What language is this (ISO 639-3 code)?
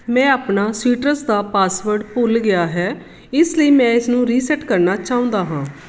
pan